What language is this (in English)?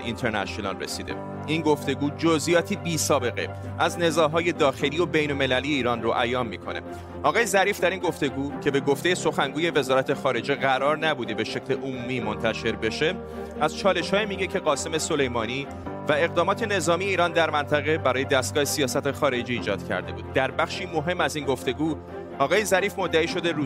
Persian